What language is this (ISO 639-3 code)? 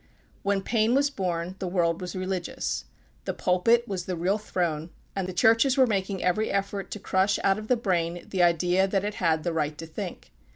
eng